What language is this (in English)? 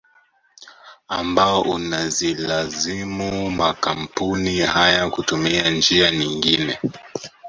Swahili